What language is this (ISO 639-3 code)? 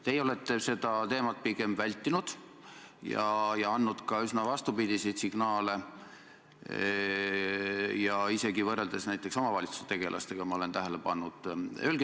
est